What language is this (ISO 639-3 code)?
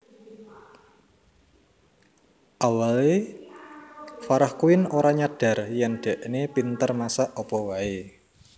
jav